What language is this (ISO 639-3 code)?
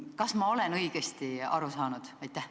est